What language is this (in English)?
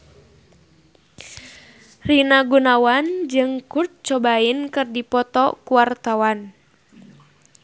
Sundanese